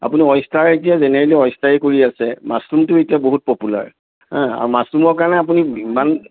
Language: Assamese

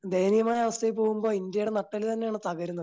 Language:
Malayalam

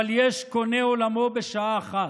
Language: Hebrew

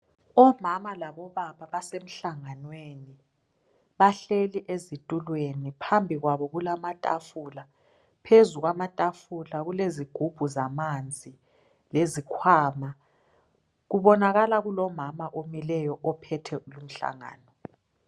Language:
North Ndebele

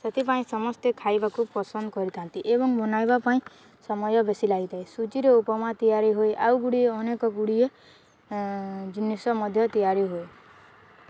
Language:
Odia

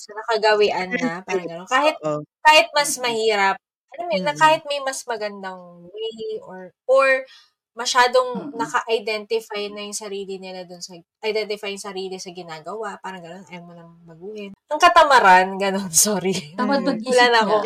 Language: Filipino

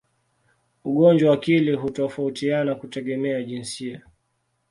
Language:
Swahili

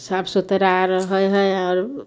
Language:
Maithili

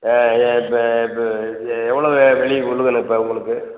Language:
Tamil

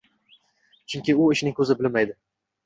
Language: Uzbek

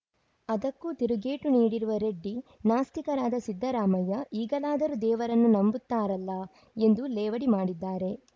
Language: Kannada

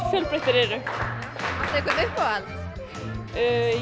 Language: Icelandic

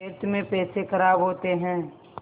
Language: Hindi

